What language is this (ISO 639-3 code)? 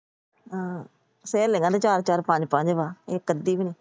pan